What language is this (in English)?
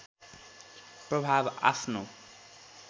Nepali